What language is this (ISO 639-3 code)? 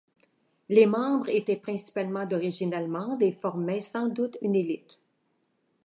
fra